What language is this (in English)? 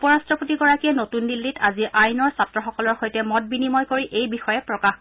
Assamese